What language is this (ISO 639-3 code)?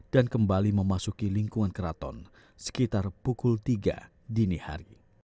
ind